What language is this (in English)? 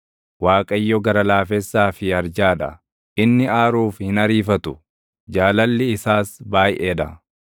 Oromo